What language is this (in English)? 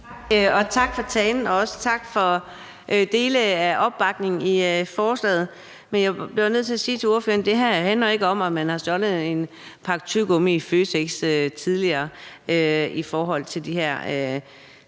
Danish